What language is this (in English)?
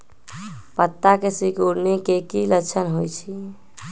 Magahi